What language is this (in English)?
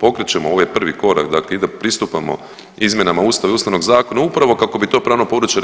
Croatian